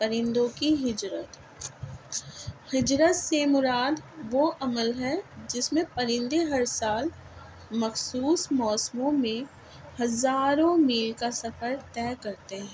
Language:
Urdu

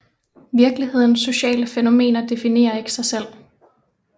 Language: Danish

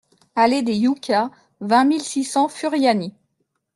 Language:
French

